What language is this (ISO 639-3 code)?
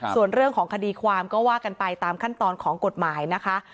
tha